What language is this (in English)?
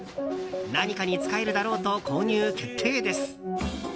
Japanese